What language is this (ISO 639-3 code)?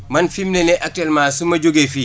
wol